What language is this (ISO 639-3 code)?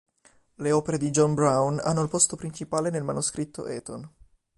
ita